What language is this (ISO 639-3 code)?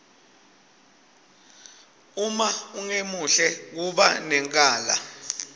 ssw